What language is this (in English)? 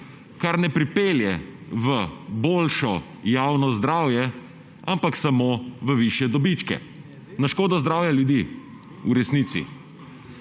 Slovenian